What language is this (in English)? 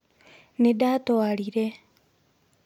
Kikuyu